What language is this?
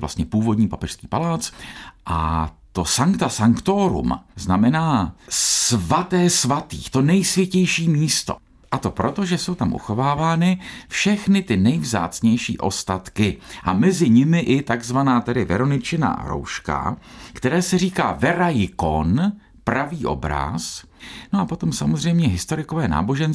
Czech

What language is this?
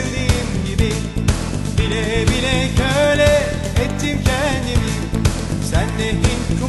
Turkish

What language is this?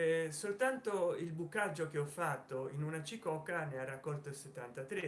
Italian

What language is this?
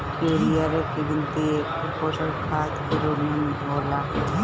Bhojpuri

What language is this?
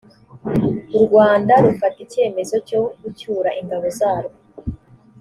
Kinyarwanda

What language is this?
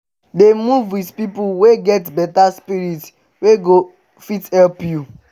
Nigerian Pidgin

